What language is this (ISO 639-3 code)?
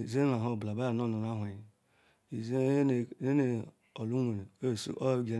ikw